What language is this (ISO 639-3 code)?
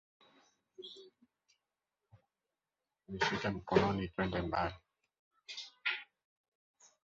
swa